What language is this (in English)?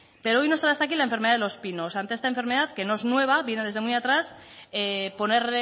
Spanish